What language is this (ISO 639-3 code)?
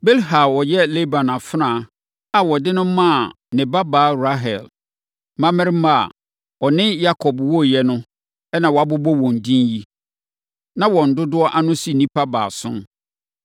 aka